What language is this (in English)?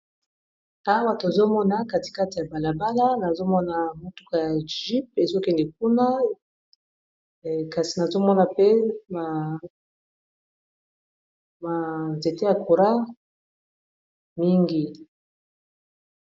Lingala